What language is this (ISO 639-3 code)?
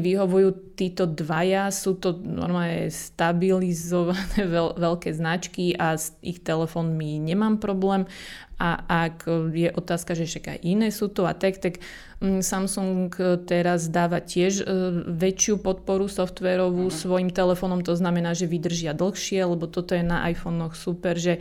slk